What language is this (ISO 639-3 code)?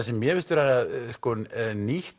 isl